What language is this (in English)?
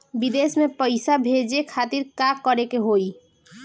Bhojpuri